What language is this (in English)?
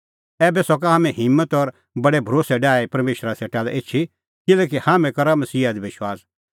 Kullu Pahari